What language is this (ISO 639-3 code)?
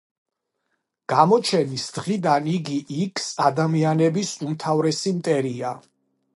kat